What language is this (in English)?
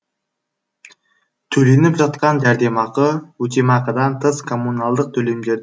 Kazakh